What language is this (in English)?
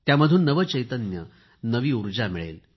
Marathi